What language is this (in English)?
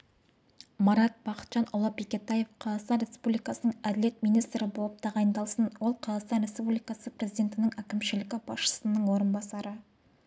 Kazakh